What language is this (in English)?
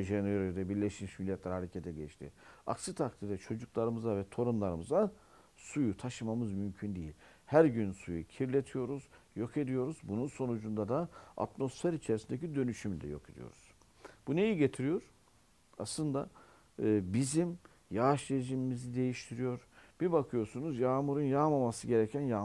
Turkish